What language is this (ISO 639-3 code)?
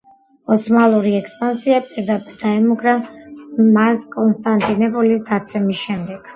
kat